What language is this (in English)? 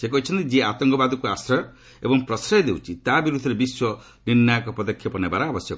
Odia